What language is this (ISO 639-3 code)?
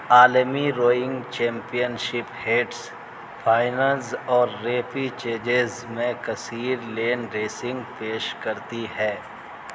urd